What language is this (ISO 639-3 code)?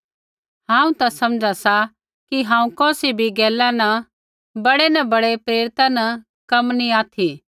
kfx